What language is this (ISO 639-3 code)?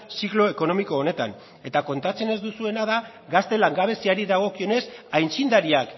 eus